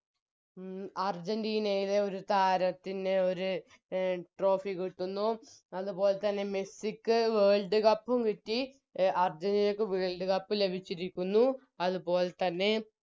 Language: Malayalam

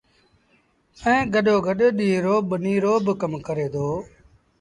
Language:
Sindhi Bhil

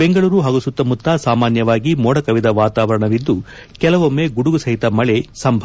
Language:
Kannada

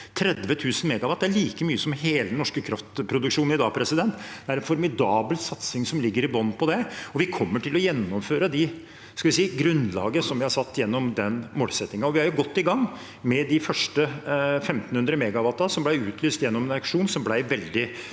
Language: Norwegian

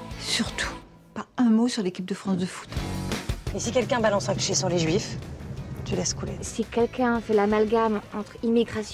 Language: French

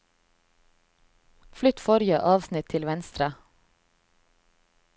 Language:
Norwegian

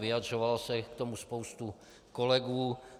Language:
Czech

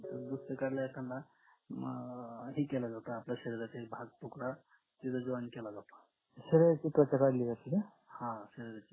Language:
Marathi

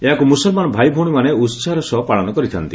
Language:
Odia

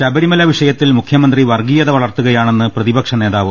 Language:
Malayalam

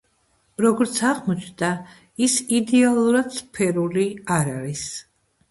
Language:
Georgian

